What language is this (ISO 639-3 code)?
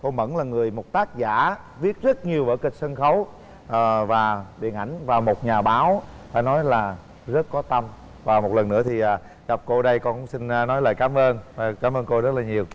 vie